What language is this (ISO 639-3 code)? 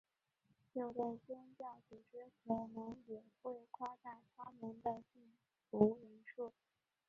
zho